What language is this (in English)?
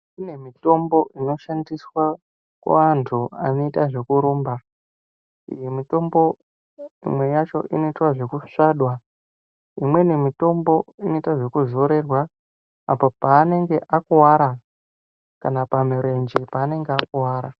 Ndau